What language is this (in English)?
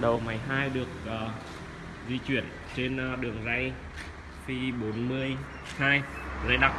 Vietnamese